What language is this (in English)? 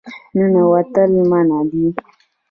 Pashto